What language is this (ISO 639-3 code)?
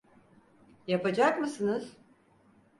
tur